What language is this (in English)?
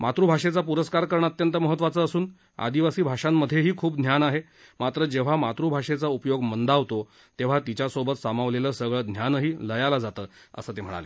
Marathi